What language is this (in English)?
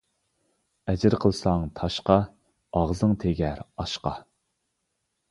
Uyghur